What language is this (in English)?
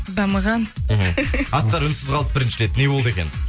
Kazakh